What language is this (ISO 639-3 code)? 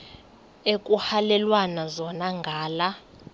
xho